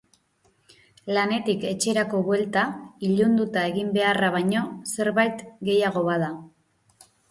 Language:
Basque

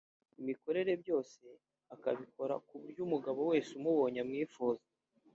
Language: Kinyarwanda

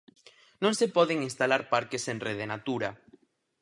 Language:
Galician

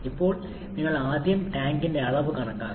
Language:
Malayalam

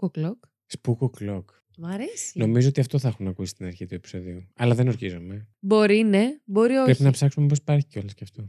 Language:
Greek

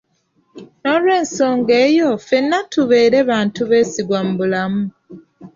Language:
Ganda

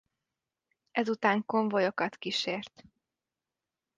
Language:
Hungarian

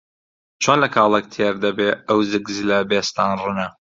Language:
Central Kurdish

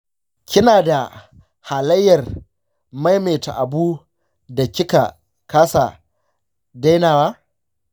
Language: Hausa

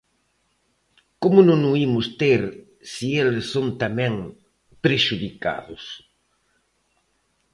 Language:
Galician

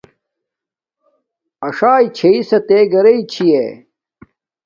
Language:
Domaaki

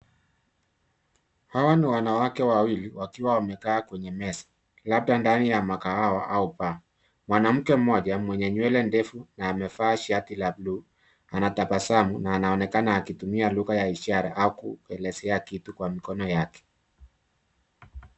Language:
Swahili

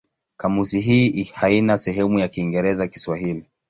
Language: Swahili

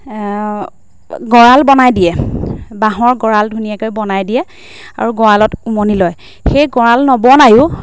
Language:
Assamese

